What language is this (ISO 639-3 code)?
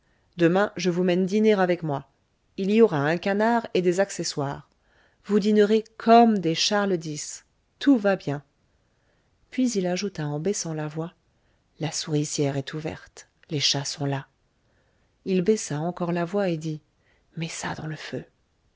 fra